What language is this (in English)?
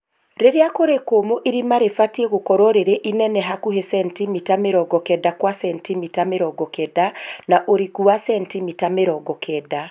Kikuyu